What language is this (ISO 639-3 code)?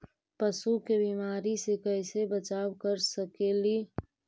mag